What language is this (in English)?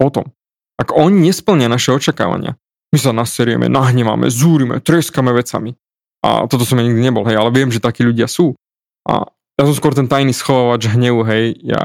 Slovak